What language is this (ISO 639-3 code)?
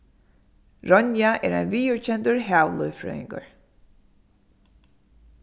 fao